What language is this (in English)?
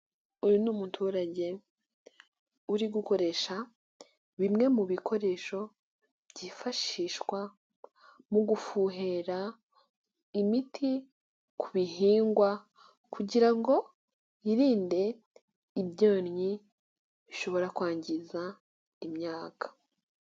Kinyarwanda